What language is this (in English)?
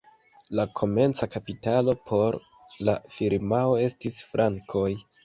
Esperanto